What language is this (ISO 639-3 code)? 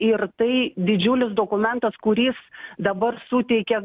lit